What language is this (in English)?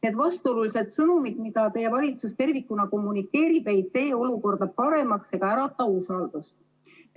Estonian